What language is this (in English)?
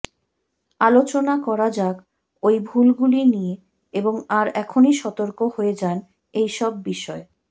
Bangla